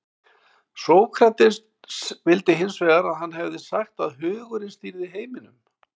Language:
Icelandic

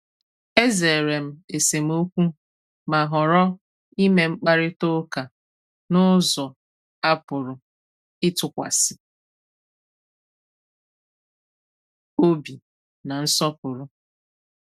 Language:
Igbo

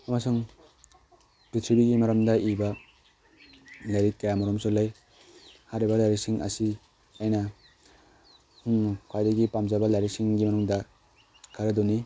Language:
Manipuri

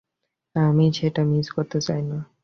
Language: Bangla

